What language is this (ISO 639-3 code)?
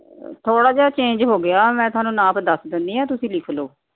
pan